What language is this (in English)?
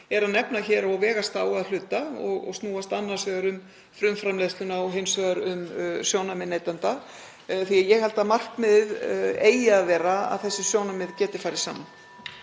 Icelandic